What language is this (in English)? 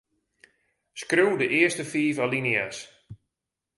Western Frisian